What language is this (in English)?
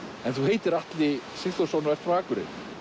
Icelandic